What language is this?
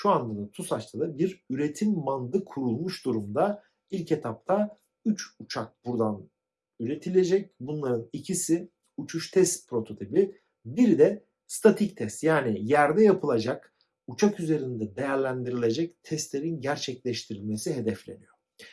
Turkish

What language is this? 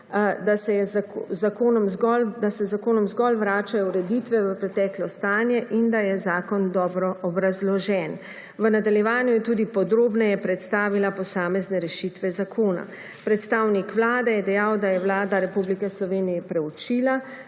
Slovenian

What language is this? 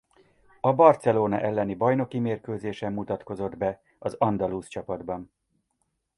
Hungarian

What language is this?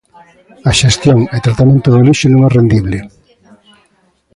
Galician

